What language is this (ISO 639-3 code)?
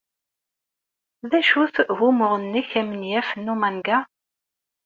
kab